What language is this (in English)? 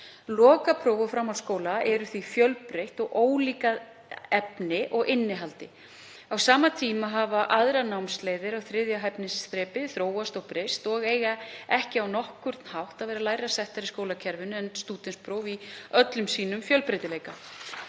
Icelandic